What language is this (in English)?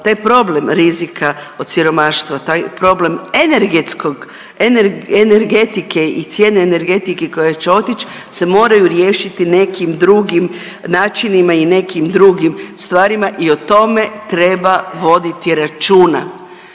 Croatian